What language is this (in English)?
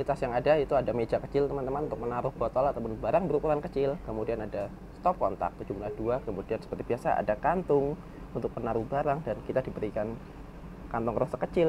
Indonesian